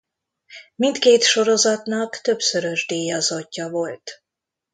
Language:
Hungarian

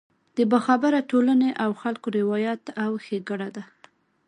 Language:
Pashto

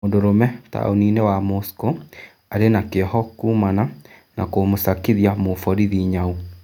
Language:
Kikuyu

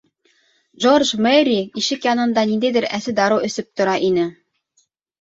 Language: Bashkir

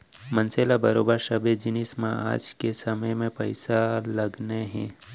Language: Chhattisgarhi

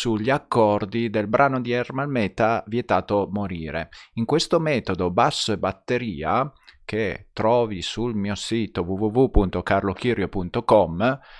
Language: Italian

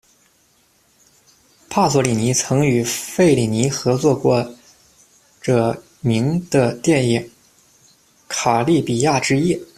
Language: Chinese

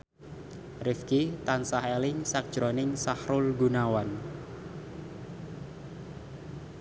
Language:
Javanese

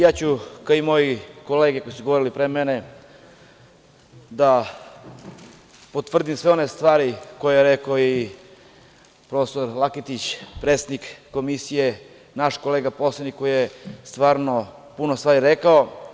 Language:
Serbian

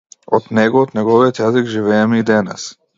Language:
Macedonian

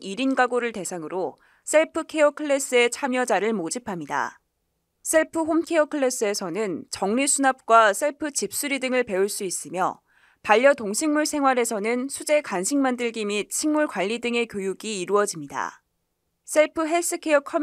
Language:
Korean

